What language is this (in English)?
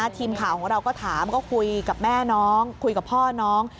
Thai